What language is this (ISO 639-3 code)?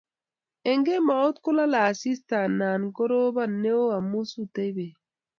kln